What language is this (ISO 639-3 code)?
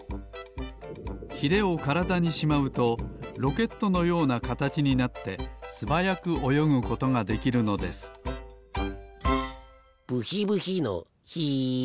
jpn